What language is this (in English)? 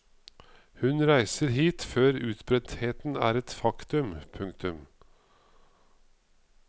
Norwegian